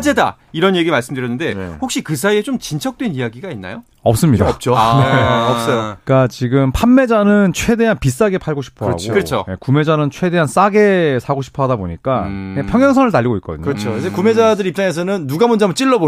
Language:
Korean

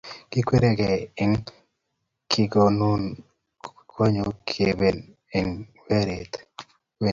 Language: Kalenjin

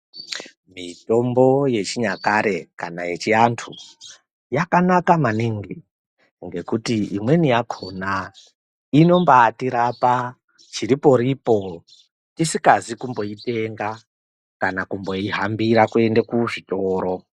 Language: Ndau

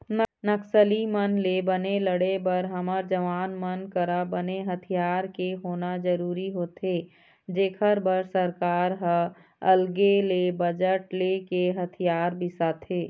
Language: Chhattisgarhi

